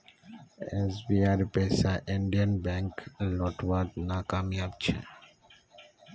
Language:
Magahi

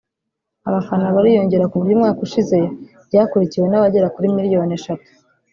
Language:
Kinyarwanda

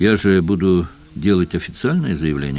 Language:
Russian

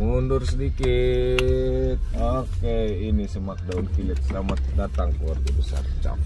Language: Indonesian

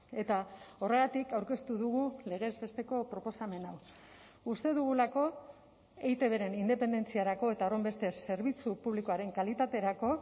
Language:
Basque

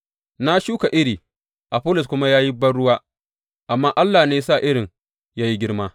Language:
Hausa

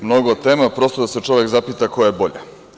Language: Serbian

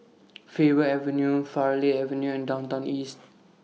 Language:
English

